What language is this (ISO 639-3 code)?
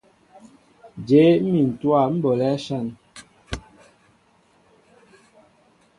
mbo